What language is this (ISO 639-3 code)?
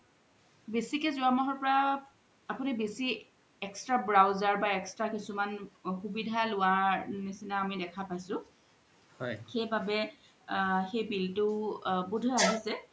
asm